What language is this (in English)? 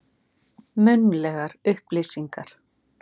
Icelandic